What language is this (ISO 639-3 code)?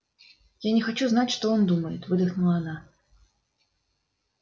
rus